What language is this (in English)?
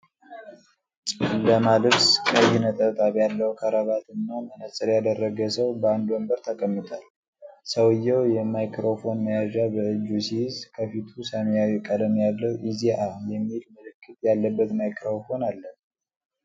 Amharic